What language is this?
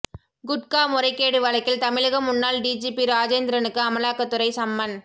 Tamil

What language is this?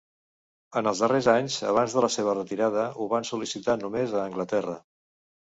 Catalan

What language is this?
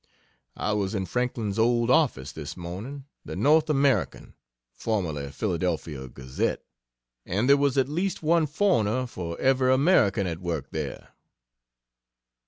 English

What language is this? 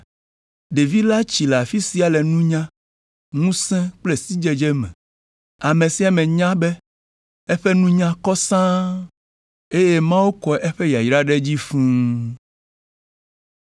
Ewe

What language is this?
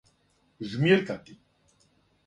Serbian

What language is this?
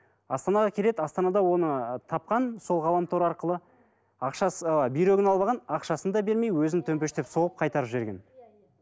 Kazakh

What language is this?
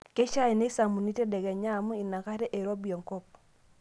Masai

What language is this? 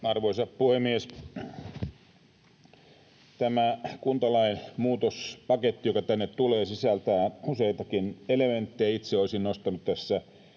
Finnish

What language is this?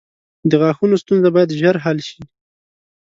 Pashto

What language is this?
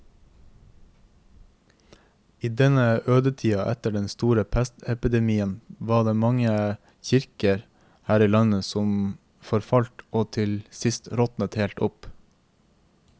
Norwegian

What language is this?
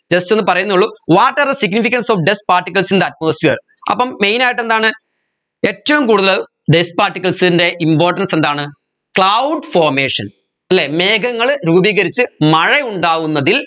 Malayalam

